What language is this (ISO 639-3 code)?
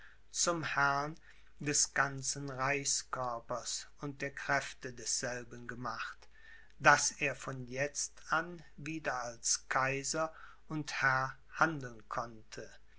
deu